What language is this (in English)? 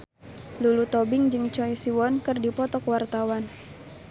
Sundanese